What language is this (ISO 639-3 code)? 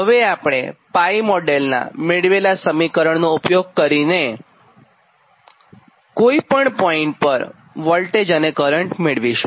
guj